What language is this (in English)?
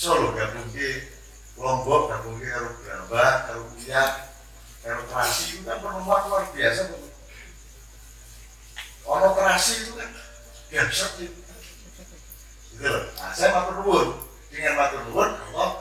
Indonesian